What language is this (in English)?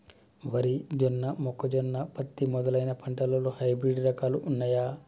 Telugu